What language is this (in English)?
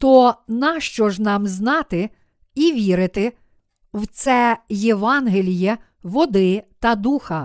Ukrainian